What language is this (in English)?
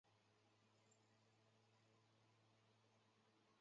Chinese